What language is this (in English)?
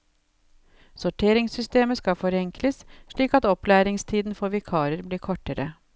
Norwegian